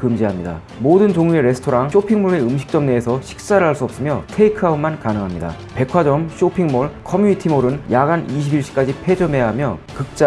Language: Korean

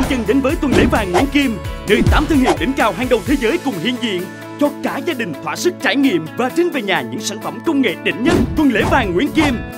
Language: Vietnamese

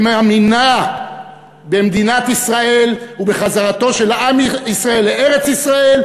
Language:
Hebrew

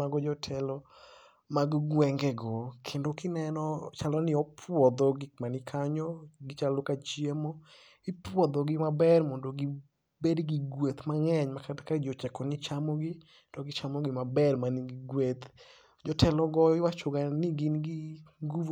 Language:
Luo (Kenya and Tanzania)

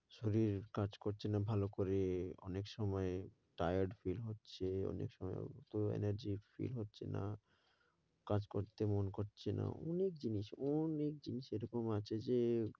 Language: Bangla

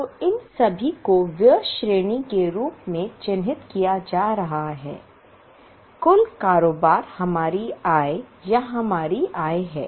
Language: Hindi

